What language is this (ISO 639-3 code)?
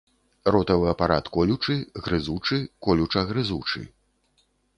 bel